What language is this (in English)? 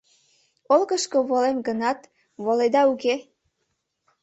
Mari